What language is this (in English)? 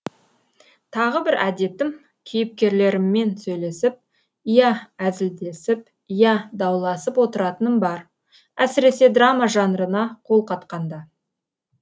Kazakh